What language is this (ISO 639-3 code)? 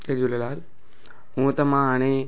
snd